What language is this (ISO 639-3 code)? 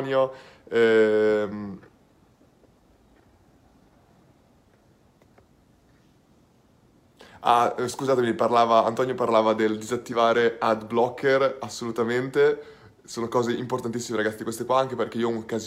ita